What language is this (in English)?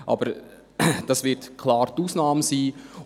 Swiss German